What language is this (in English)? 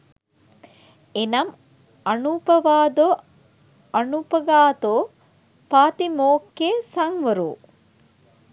Sinhala